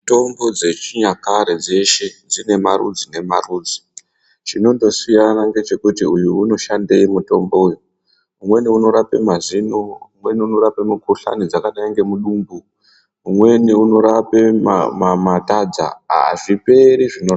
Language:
Ndau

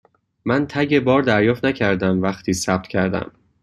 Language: Persian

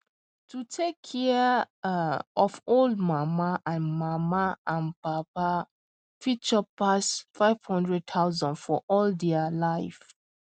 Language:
Nigerian Pidgin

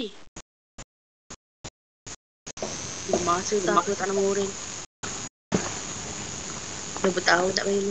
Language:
Malay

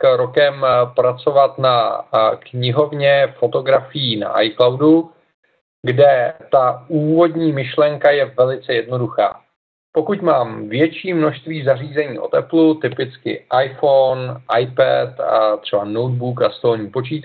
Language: Czech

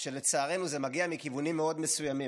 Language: Hebrew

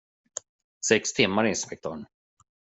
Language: Swedish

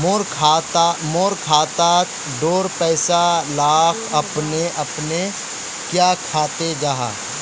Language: Magahi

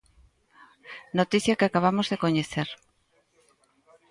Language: Galician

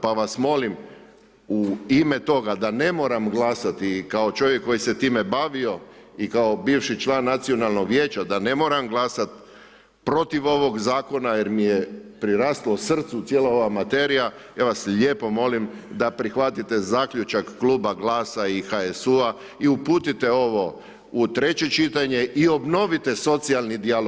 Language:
Croatian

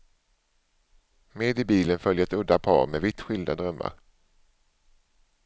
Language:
Swedish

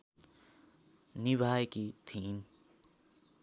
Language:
Nepali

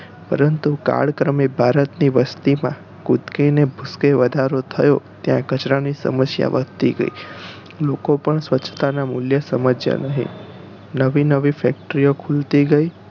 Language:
Gujarati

